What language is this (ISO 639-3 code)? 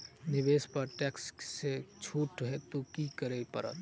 mai